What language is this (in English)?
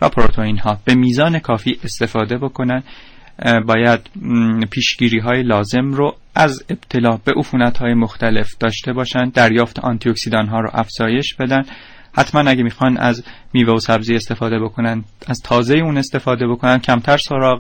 Persian